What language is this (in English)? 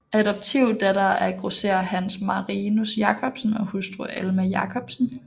Danish